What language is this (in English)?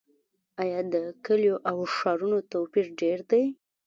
Pashto